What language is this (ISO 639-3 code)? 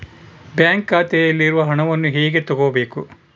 kan